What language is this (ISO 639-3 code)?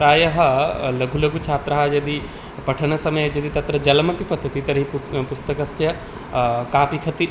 san